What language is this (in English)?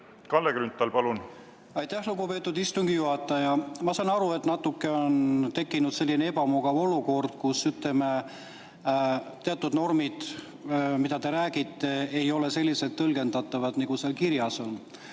Estonian